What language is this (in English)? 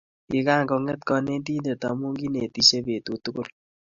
Kalenjin